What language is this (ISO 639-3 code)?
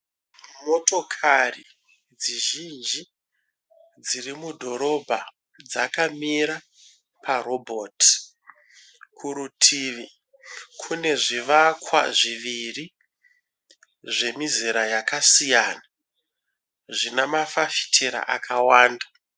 sna